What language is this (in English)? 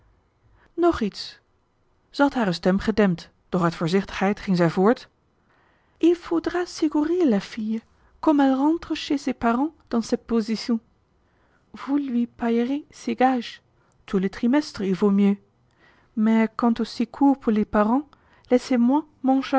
Dutch